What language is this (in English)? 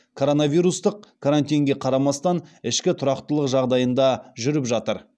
Kazakh